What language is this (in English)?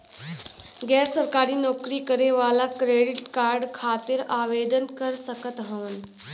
Bhojpuri